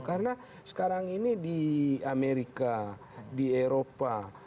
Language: Indonesian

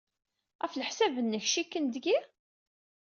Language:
Kabyle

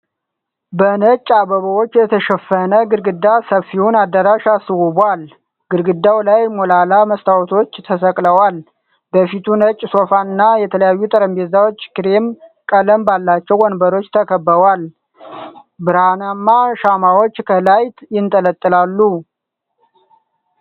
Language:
Amharic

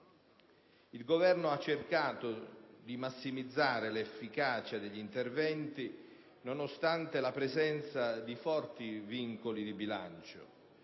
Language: Italian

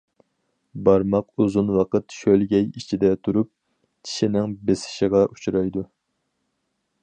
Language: Uyghur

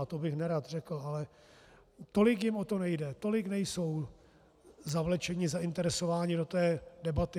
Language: Czech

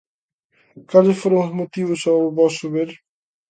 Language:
Galician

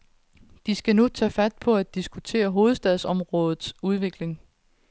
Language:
Danish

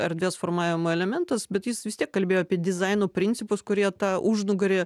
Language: Lithuanian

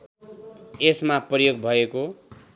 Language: Nepali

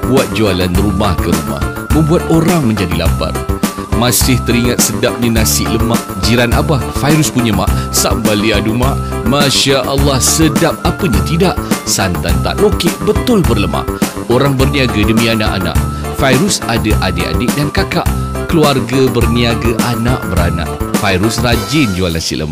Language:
Malay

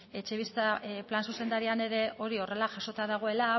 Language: Basque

